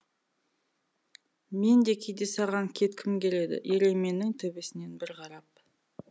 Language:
Kazakh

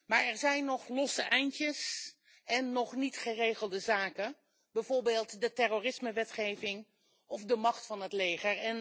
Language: Dutch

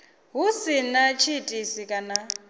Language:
Venda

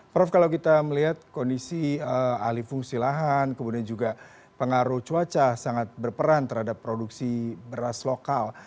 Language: Indonesian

